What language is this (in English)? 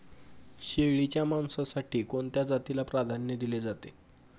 Marathi